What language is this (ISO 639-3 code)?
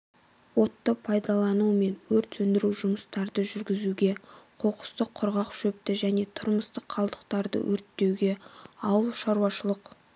kaz